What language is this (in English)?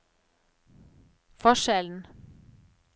Norwegian